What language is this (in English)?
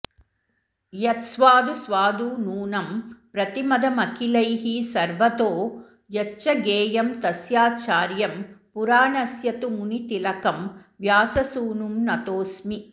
Sanskrit